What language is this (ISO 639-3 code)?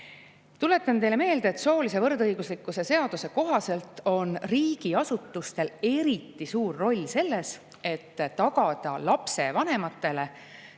est